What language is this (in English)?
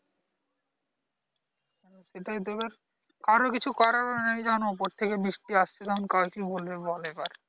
Bangla